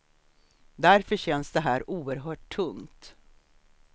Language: Swedish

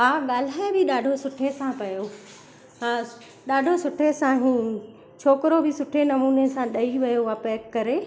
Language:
Sindhi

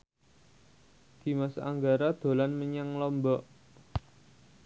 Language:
Javanese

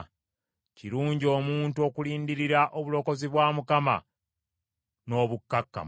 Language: Ganda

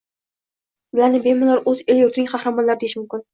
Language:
Uzbek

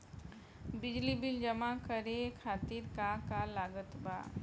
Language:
Bhojpuri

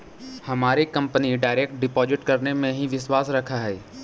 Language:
Magahi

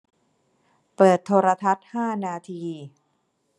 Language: Thai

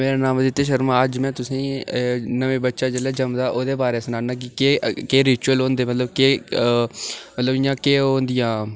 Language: Dogri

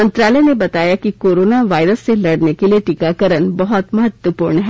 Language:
Hindi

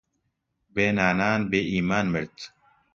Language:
Central Kurdish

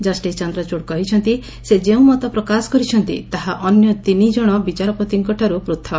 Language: Odia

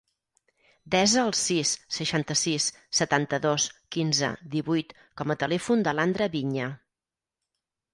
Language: Catalan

